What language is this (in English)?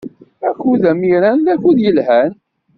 Kabyle